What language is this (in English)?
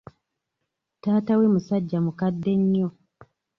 Ganda